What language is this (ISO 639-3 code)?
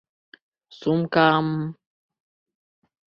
bak